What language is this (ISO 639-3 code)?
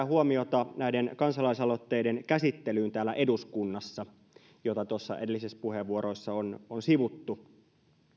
fin